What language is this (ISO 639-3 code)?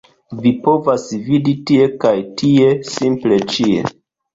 epo